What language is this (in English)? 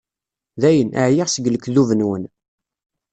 Kabyle